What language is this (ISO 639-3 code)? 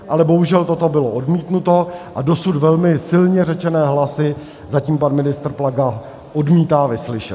ces